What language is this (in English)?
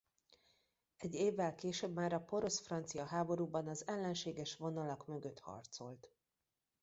Hungarian